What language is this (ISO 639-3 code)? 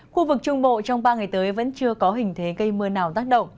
vie